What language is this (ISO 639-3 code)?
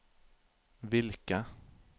nor